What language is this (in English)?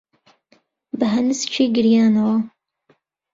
Central Kurdish